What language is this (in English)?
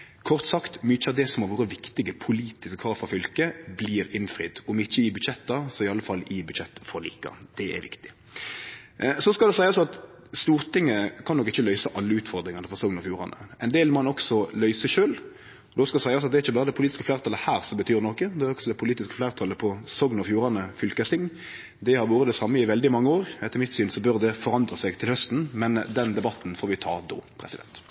Norwegian Nynorsk